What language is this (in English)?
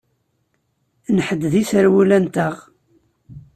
Kabyle